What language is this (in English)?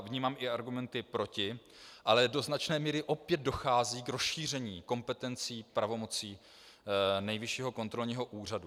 Czech